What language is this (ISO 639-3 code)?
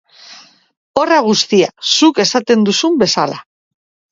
eus